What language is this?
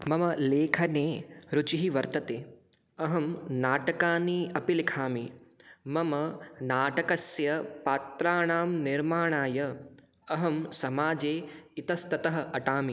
Sanskrit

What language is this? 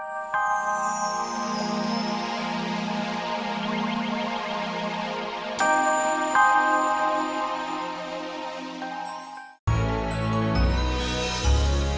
Indonesian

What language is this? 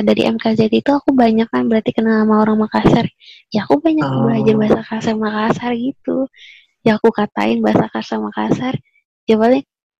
Indonesian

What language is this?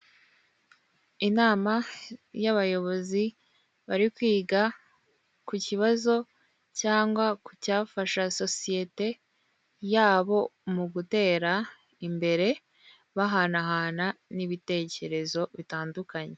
Kinyarwanda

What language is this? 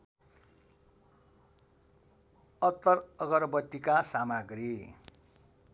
Nepali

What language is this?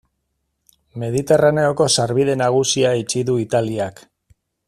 Basque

